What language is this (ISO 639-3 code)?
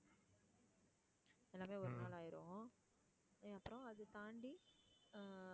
tam